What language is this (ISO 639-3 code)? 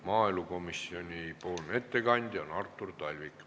est